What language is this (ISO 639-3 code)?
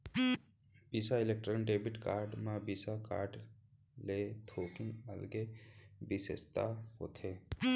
hne